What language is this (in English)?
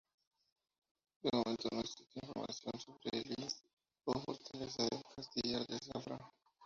Spanish